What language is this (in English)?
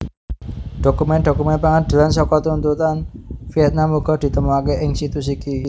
Javanese